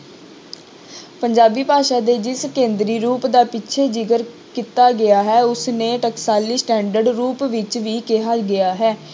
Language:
Punjabi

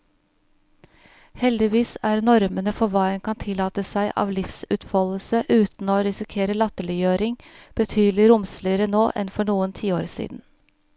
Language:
Norwegian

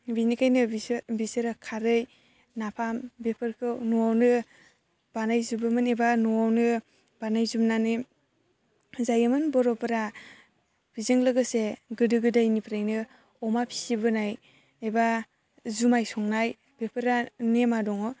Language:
Bodo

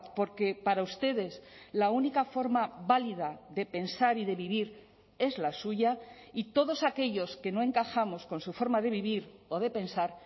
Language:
Spanish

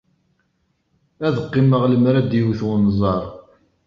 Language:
Kabyle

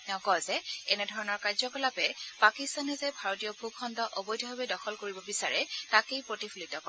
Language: Assamese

